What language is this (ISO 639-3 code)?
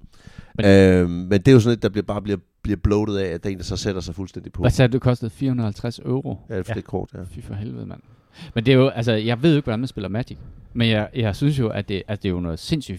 dan